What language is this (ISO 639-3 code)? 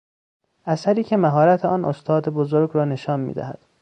fas